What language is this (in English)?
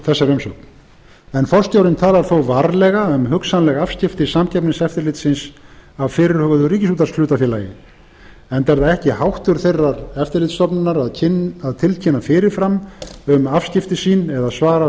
Icelandic